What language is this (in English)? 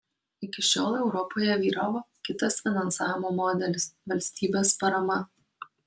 Lithuanian